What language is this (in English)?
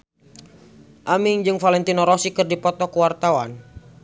Sundanese